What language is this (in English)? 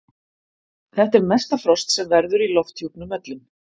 Icelandic